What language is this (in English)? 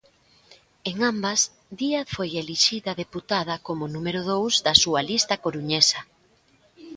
Galician